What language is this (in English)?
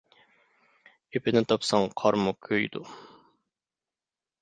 Uyghur